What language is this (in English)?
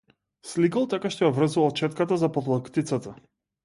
Macedonian